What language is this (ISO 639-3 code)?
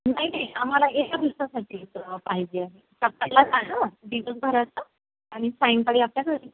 mar